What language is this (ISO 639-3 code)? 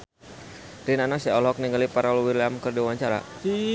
sun